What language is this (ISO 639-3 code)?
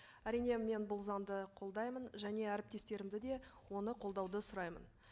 kaz